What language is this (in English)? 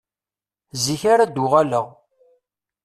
Kabyle